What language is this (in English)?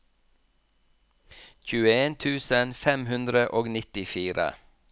Norwegian